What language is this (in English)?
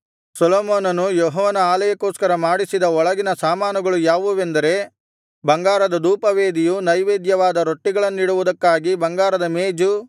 Kannada